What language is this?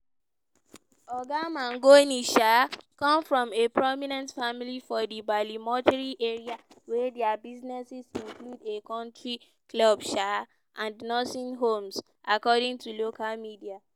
Nigerian Pidgin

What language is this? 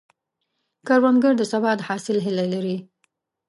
Pashto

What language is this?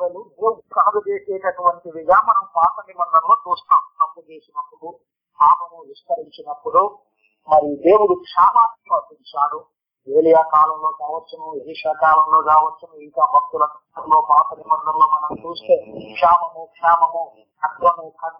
Telugu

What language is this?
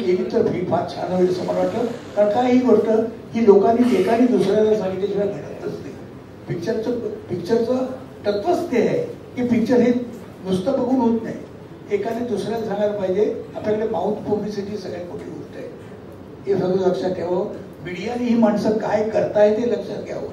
Marathi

